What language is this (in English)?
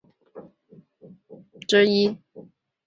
Chinese